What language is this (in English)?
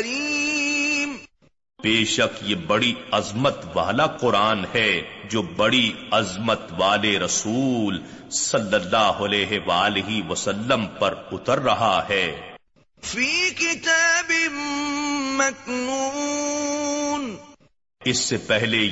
Urdu